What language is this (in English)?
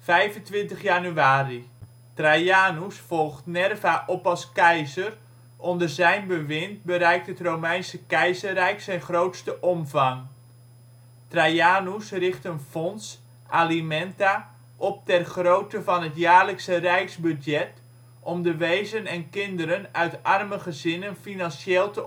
Dutch